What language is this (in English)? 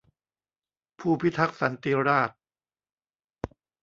Thai